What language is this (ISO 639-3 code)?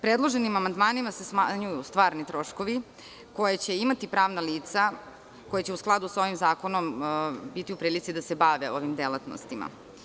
srp